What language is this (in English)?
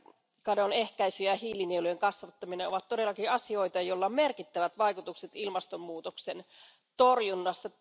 Finnish